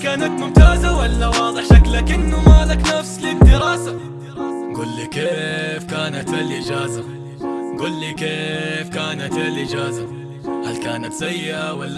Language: Arabic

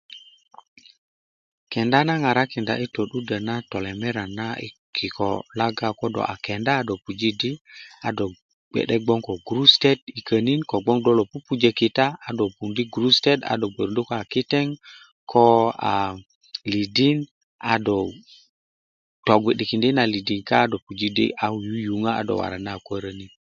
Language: Kuku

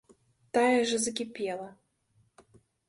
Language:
Belarusian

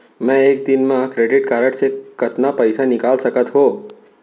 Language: Chhattisgarhi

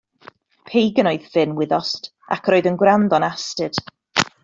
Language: Welsh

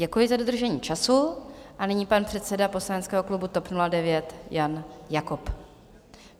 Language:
Czech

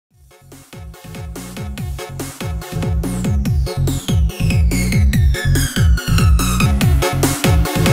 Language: Vietnamese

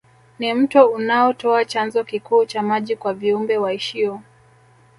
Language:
Swahili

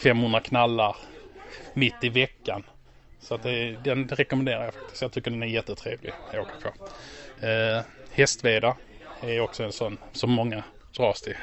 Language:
Swedish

